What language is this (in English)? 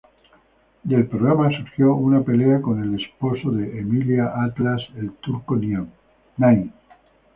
Spanish